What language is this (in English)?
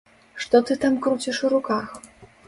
Belarusian